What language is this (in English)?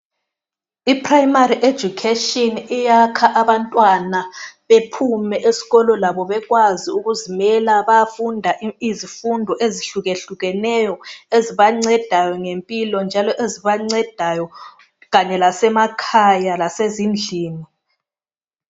North Ndebele